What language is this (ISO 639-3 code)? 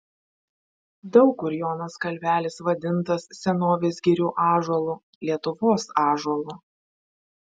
lit